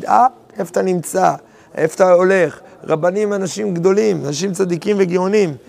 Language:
Hebrew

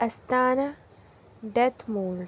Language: Urdu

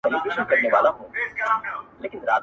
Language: Pashto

